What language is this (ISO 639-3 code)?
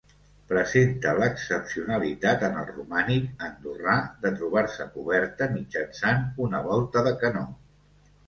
cat